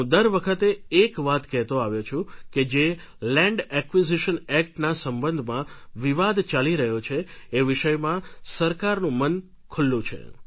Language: Gujarati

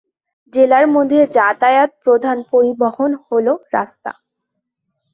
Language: Bangla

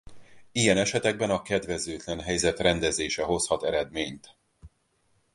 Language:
Hungarian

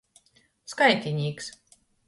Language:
Latgalian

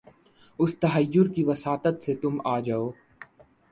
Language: Urdu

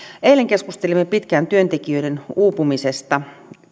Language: Finnish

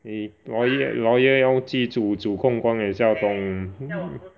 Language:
English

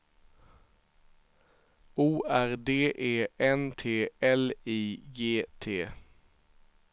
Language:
Swedish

